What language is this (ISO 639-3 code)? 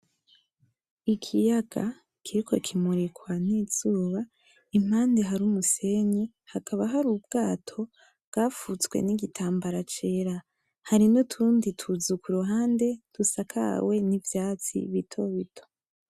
run